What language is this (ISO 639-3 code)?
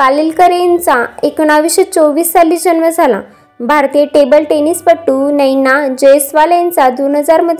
mar